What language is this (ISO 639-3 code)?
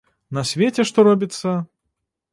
bel